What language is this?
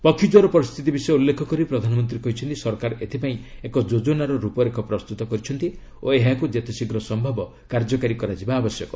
Odia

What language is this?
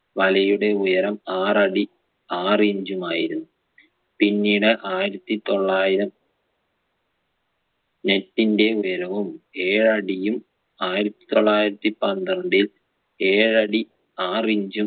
Malayalam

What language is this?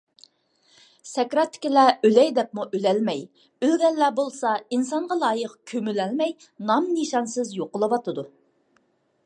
Uyghur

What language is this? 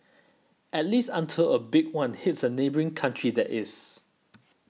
English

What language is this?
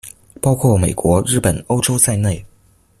Chinese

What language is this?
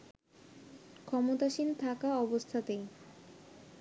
Bangla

